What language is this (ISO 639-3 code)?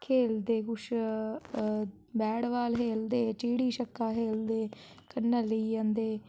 doi